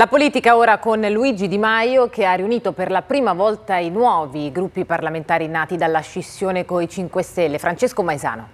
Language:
Italian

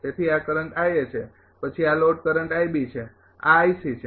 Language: Gujarati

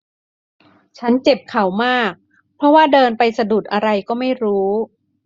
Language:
Thai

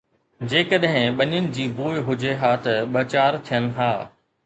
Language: Sindhi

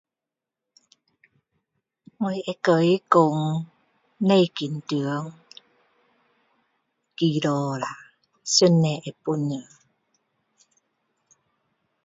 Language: Min Dong Chinese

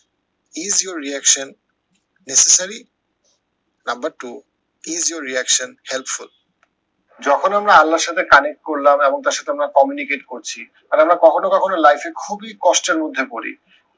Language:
Bangla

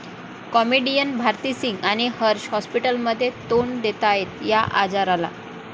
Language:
Marathi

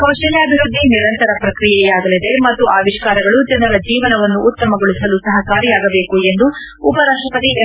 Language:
Kannada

